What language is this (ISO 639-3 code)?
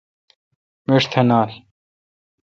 xka